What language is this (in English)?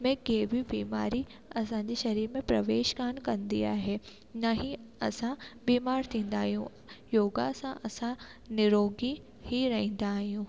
Sindhi